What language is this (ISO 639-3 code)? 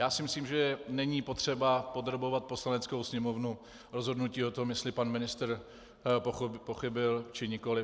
ces